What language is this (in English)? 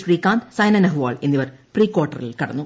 Malayalam